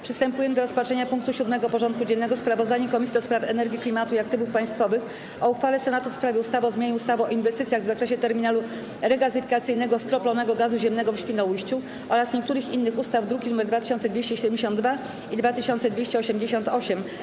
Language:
Polish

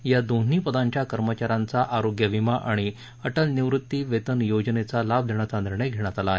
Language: Marathi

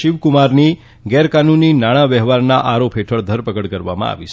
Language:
Gujarati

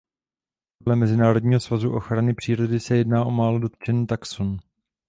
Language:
Czech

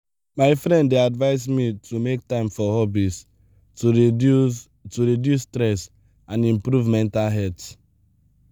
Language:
Nigerian Pidgin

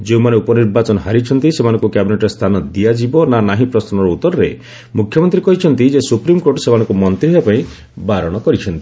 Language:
Odia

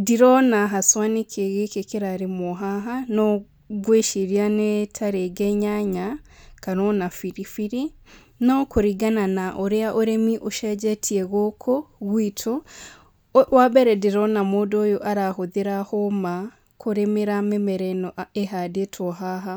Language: Kikuyu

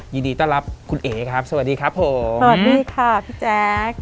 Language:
Thai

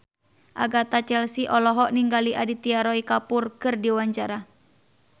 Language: Sundanese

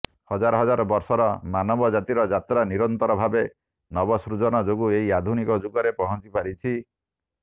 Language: Odia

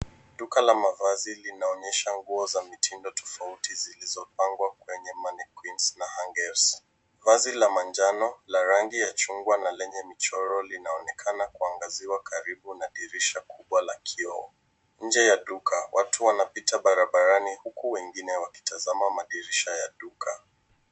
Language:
Swahili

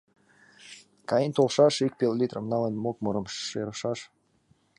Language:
Mari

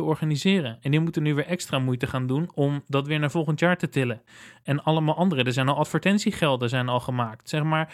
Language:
Dutch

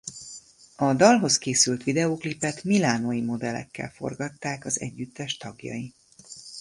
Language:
Hungarian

